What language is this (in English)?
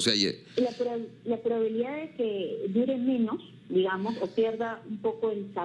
Spanish